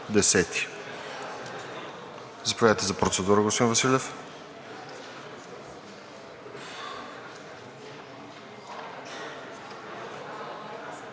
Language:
Bulgarian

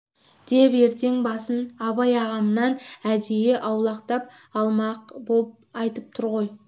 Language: Kazakh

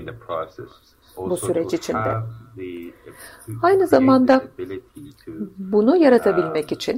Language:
Turkish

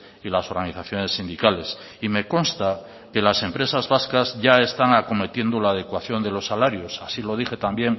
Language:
Spanish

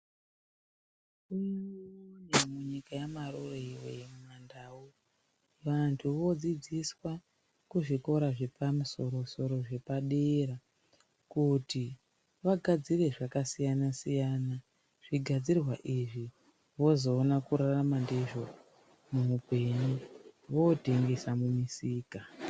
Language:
Ndau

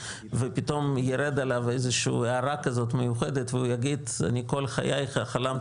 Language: Hebrew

